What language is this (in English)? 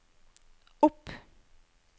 Norwegian